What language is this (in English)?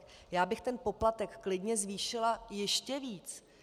Czech